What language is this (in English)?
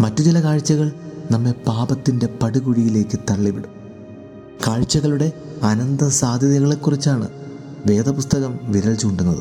Malayalam